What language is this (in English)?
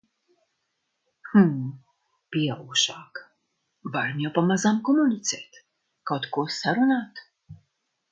Latvian